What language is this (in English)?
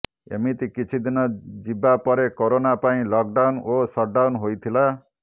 Odia